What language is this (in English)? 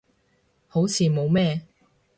Cantonese